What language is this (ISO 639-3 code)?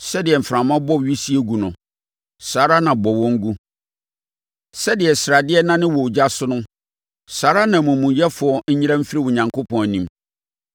aka